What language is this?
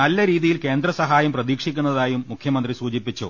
Malayalam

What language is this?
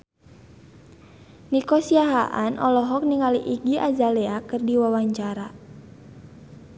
Sundanese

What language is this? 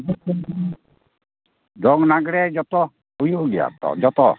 Santali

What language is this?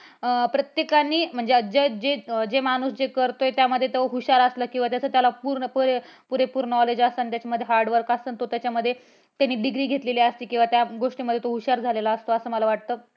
Marathi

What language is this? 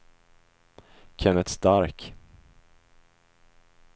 Swedish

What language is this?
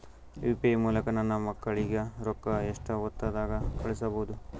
Kannada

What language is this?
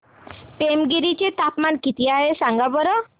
Marathi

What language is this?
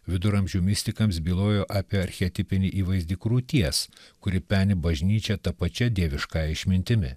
Lithuanian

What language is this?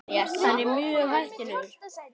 Icelandic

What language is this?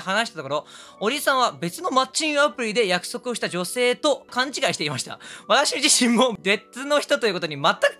Japanese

